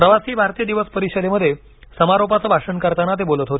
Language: Marathi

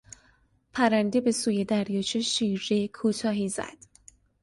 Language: Persian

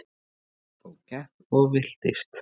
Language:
Icelandic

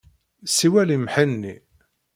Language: Kabyle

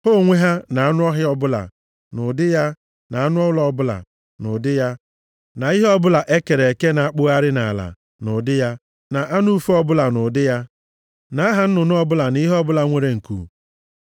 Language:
Igbo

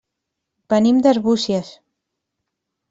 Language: Catalan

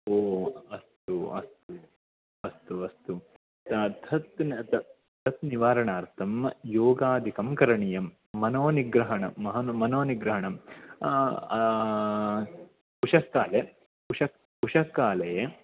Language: Sanskrit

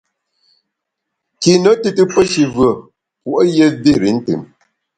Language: Bamun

